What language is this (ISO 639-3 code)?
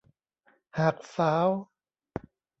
tha